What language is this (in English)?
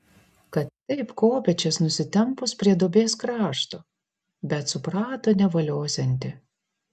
Lithuanian